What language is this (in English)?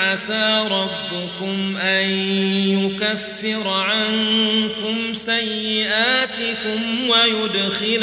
Arabic